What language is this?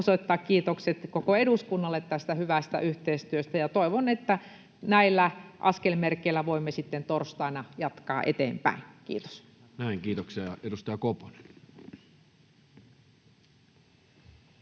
Finnish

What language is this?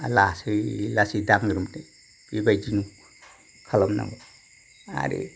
Bodo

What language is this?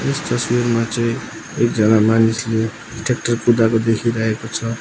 Nepali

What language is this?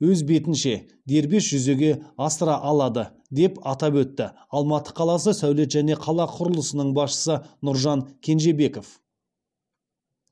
Kazakh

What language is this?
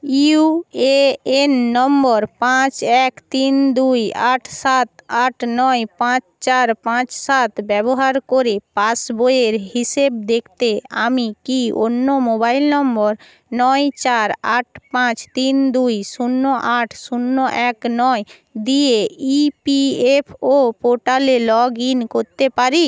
Bangla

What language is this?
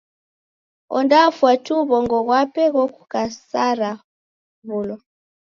Taita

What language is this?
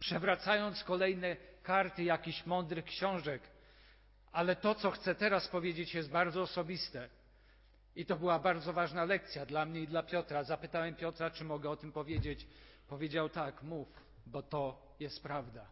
Polish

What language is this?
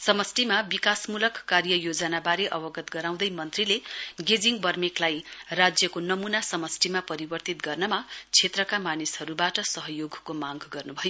Nepali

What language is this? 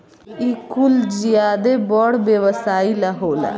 Bhojpuri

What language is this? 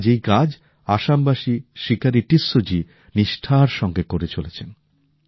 Bangla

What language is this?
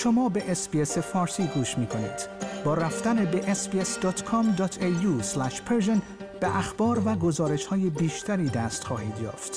Persian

